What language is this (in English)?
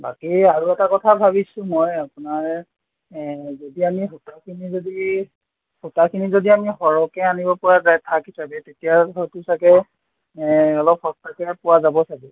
Assamese